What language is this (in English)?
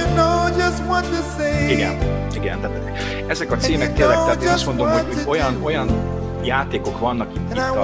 Hungarian